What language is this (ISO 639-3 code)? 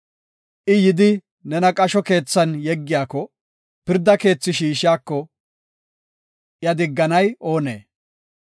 gof